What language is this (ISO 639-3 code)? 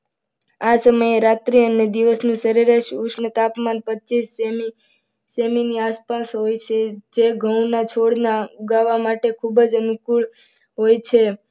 guj